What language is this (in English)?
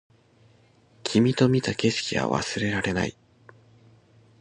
Japanese